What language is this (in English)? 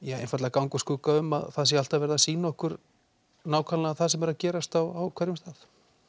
Icelandic